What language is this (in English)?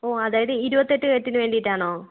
Malayalam